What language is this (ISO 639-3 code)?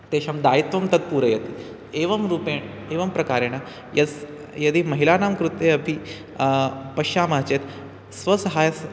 san